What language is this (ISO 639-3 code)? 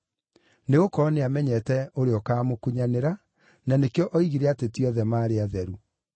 kik